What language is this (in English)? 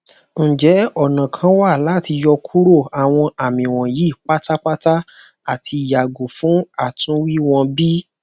Yoruba